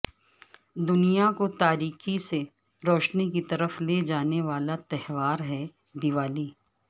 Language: Urdu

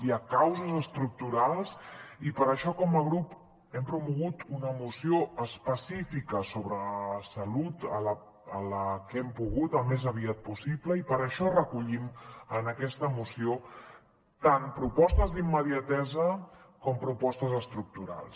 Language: Catalan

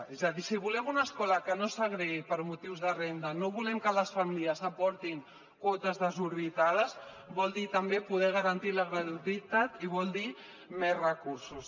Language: Catalan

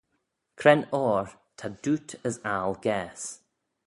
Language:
Manx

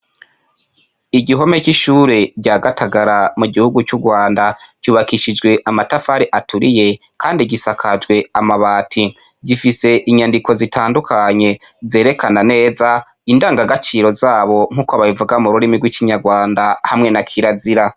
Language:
Rundi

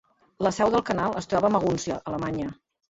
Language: Catalan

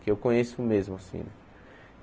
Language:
Portuguese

